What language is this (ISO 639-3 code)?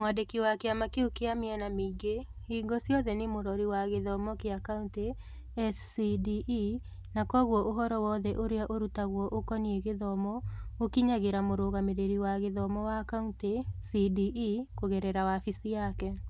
kik